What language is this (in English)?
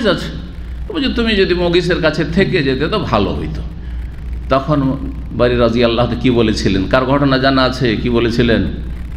Indonesian